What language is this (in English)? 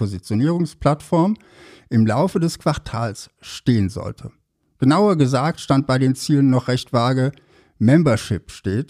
German